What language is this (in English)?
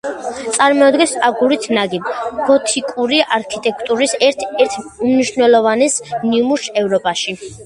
Georgian